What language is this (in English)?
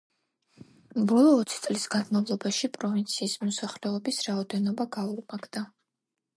Georgian